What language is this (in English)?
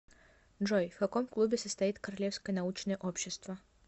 Russian